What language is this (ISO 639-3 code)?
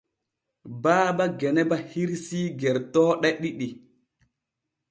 fue